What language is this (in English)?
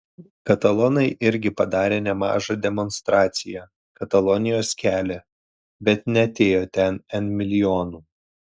Lithuanian